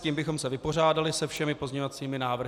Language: Czech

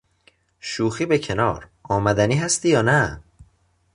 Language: Persian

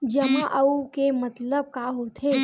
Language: Chhattisgarhi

